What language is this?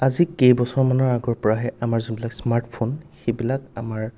Assamese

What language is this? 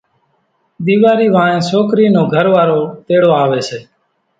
Kachi Koli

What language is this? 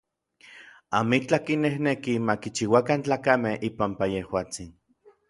Orizaba Nahuatl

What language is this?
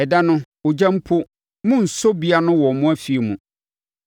Akan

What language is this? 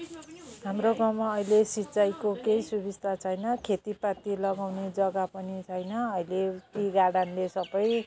Nepali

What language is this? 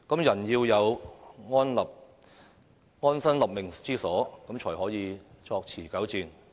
Cantonese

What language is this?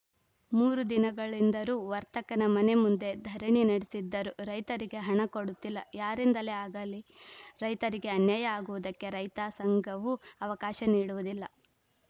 Kannada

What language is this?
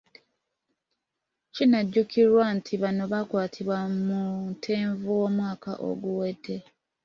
Ganda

